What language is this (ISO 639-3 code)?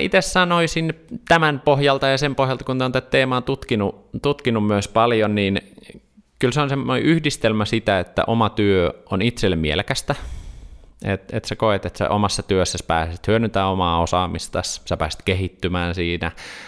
fin